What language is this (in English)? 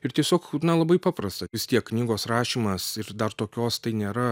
Lithuanian